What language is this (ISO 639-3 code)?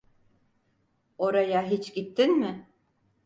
tur